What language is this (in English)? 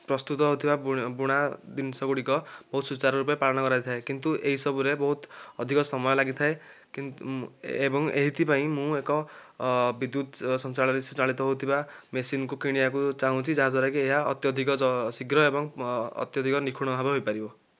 Odia